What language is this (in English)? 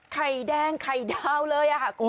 Thai